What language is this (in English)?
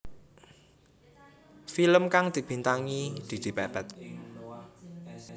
Javanese